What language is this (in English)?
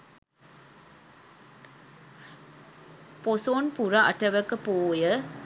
Sinhala